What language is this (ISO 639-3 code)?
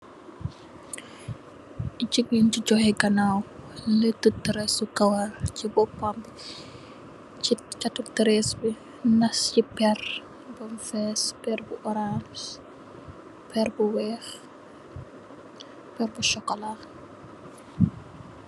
wol